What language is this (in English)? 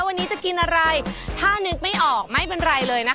Thai